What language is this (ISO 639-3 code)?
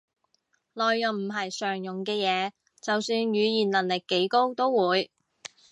yue